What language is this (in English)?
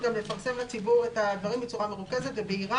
Hebrew